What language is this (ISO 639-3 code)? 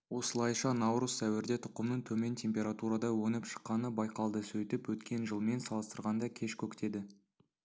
kaz